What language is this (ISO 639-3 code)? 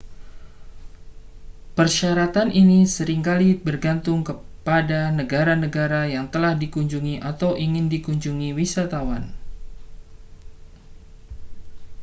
ind